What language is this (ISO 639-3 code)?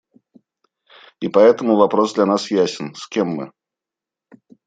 rus